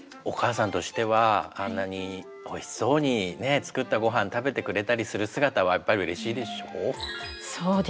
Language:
Japanese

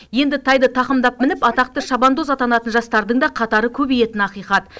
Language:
Kazakh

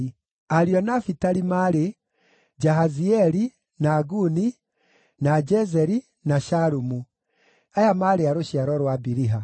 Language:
Kikuyu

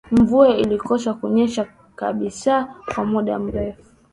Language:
Swahili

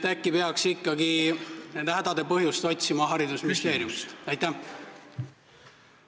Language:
Estonian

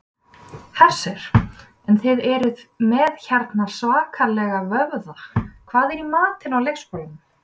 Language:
Icelandic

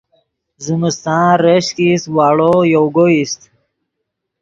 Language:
Yidgha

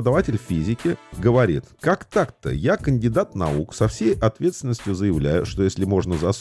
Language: Russian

